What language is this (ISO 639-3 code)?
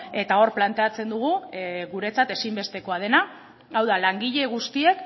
eus